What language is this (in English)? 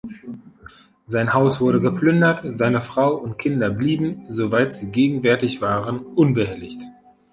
German